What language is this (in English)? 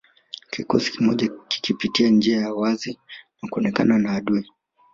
Swahili